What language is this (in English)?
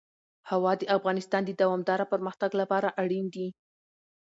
Pashto